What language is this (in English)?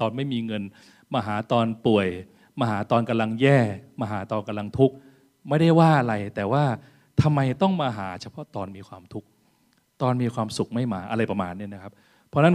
Thai